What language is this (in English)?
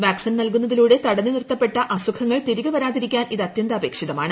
Malayalam